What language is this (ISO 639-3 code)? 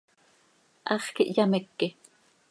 sei